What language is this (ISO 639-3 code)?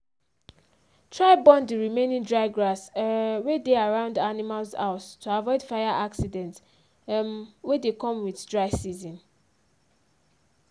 pcm